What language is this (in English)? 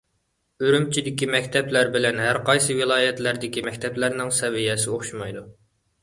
Uyghur